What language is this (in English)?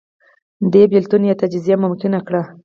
Pashto